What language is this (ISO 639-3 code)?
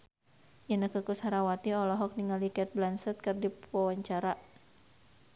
sun